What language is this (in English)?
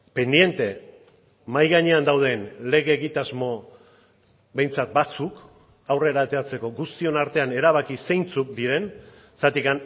Basque